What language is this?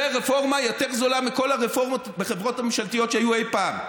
Hebrew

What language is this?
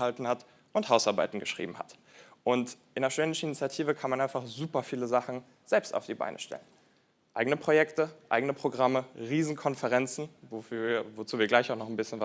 German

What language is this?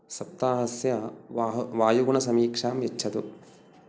Sanskrit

